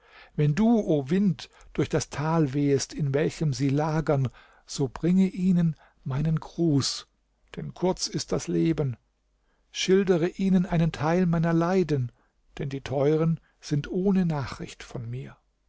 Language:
German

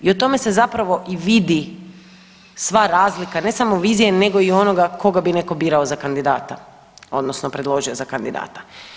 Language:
Croatian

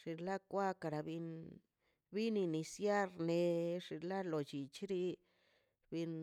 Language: Mazaltepec Zapotec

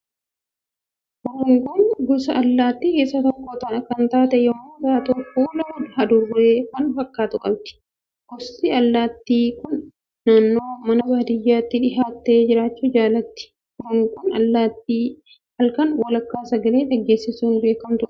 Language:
Oromo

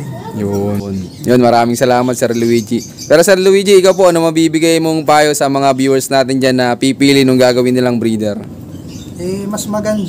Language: Filipino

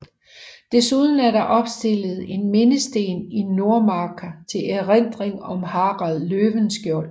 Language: Danish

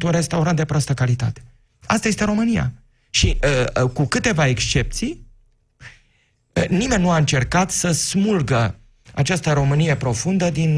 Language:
Romanian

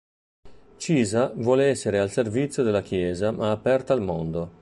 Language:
Italian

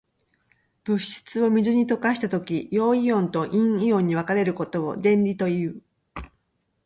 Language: Japanese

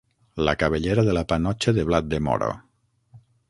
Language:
Catalan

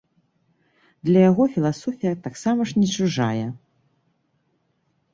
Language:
Belarusian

